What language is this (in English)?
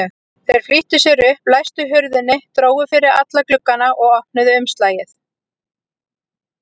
Icelandic